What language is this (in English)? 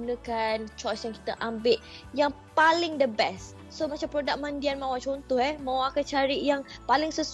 Malay